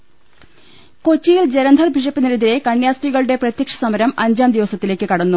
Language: Malayalam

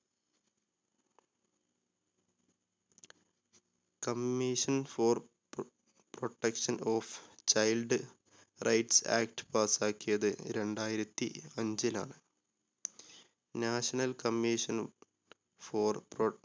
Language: Malayalam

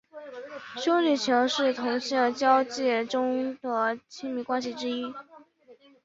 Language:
Chinese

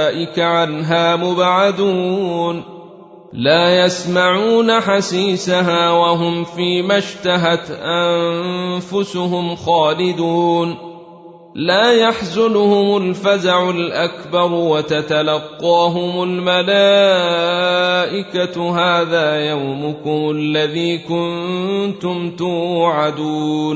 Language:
Arabic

